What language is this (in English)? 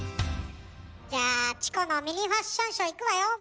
Japanese